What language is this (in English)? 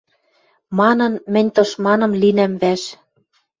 Western Mari